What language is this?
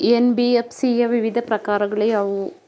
Kannada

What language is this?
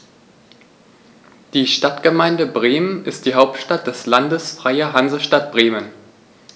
German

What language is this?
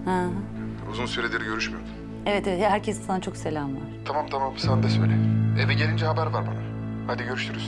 Turkish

